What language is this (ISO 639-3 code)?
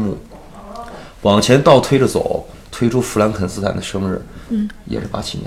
zho